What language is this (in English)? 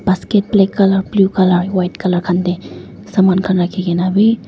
Naga Pidgin